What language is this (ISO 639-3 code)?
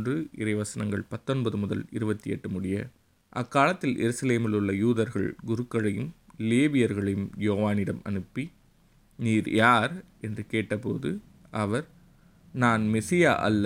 tam